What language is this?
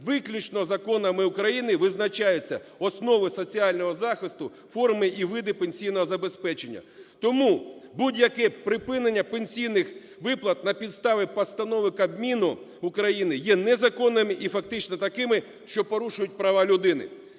Ukrainian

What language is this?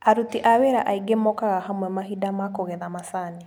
Kikuyu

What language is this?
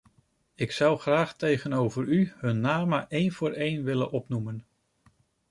Dutch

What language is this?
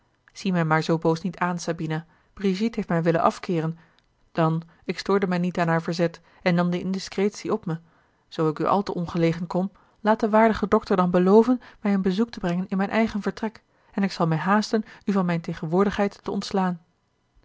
Dutch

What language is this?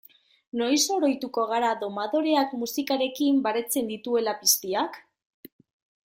Basque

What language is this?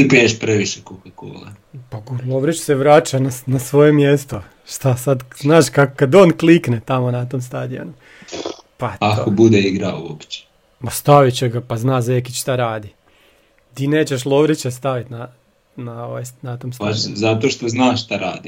Croatian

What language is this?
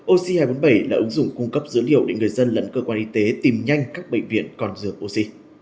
Vietnamese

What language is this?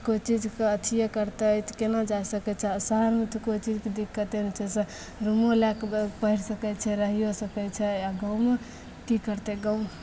Maithili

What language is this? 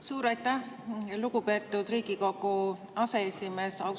Estonian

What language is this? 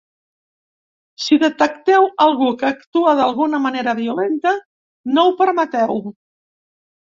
Catalan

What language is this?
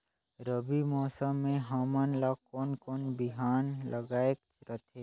Chhattisgarhi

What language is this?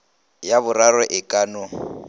Northern Sotho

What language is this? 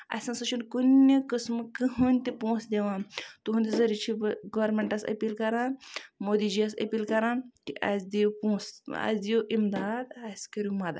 Kashmiri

